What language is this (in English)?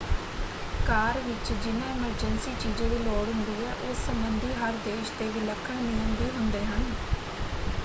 Punjabi